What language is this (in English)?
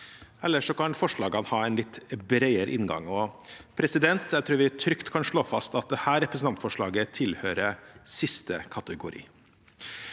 Norwegian